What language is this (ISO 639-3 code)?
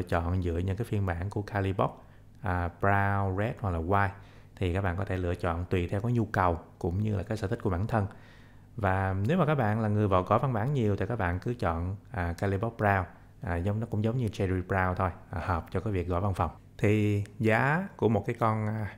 vie